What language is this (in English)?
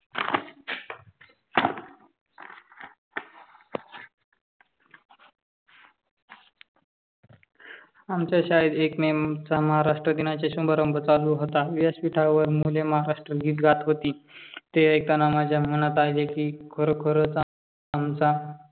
Marathi